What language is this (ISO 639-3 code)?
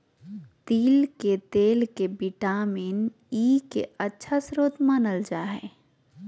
mag